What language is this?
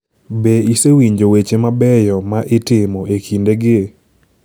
Luo (Kenya and Tanzania)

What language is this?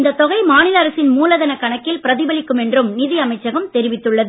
Tamil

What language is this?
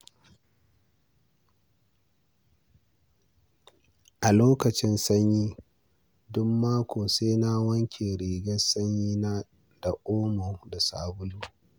Hausa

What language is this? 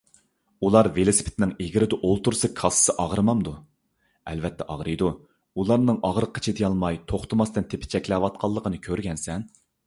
Uyghur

